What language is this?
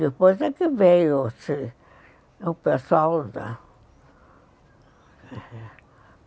Portuguese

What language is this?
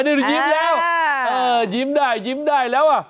Thai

